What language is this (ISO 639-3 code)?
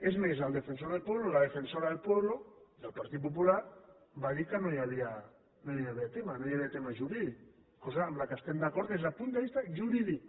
cat